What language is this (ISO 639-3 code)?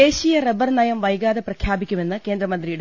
mal